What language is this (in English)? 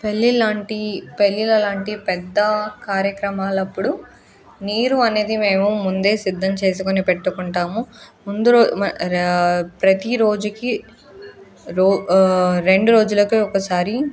Telugu